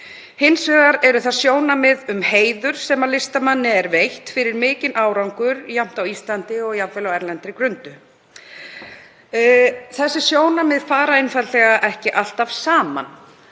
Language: Icelandic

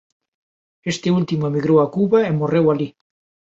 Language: Galician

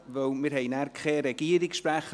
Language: Swiss German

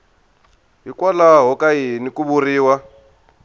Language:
Tsonga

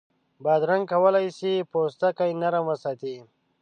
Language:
Pashto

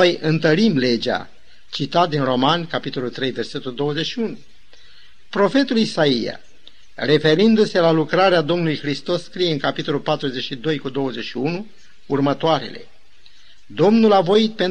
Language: Romanian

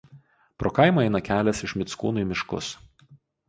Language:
Lithuanian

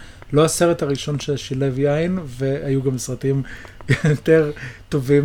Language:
Hebrew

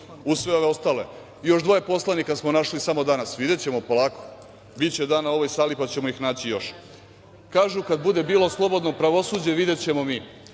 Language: Serbian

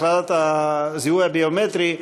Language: Hebrew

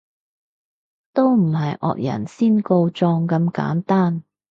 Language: Cantonese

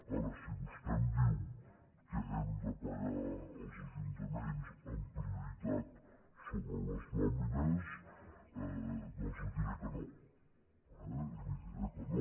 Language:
Catalan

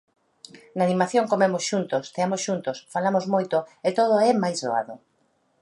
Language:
Galician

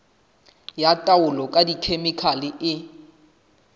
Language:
Southern Sotho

